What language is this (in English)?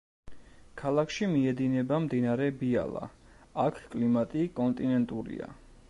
Georgian